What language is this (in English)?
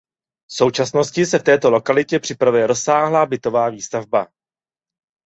Czech